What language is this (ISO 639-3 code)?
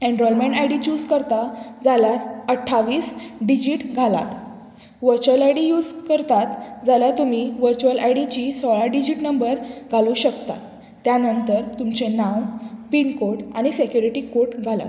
kok